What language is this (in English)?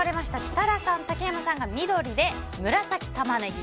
Japanese